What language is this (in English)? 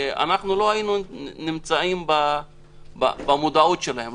Hebrew